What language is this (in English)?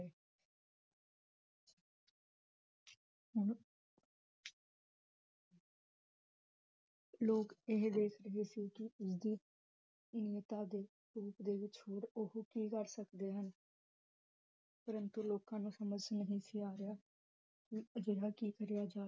Punjabi